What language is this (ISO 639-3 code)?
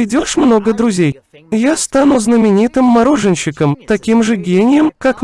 rus